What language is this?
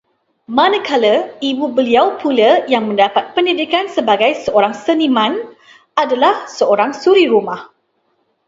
Malay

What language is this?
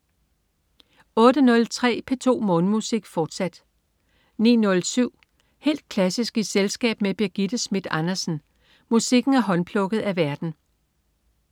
Danish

